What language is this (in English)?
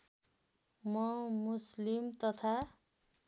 Nepali